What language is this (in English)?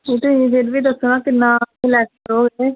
Punjabi